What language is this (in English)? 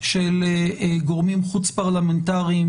Hebrew